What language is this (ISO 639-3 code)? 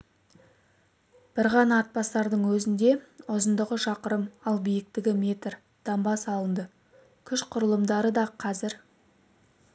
kaz